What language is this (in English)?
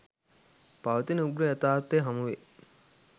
Sinhala